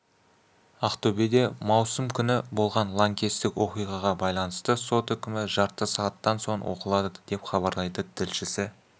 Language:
Kazakh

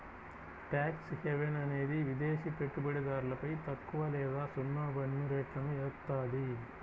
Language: Telugu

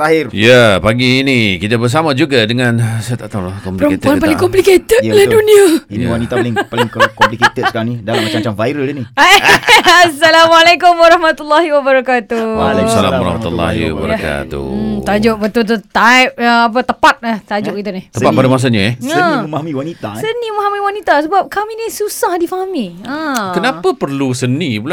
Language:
Malay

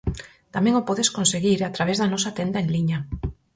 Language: Galician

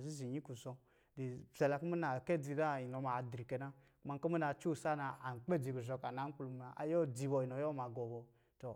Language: Lijili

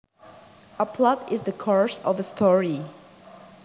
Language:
Javanese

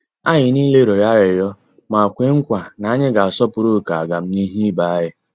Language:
Igbo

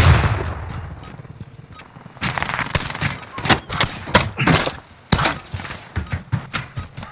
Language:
English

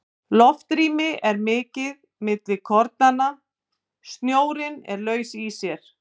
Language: Icelandic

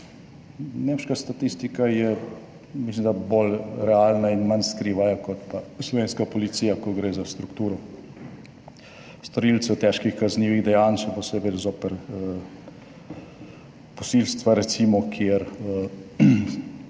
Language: Slovenian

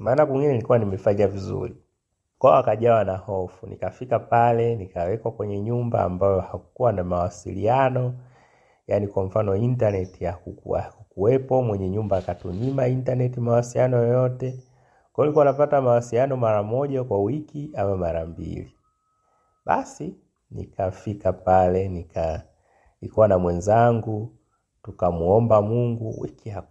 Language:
Swahili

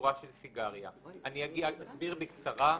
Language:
Hebrew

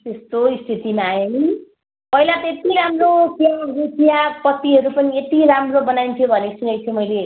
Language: Nepali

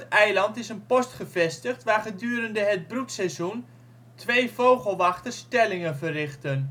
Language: Dutch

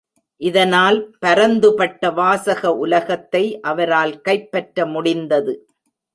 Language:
Tamil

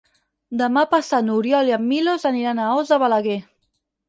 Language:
Catalan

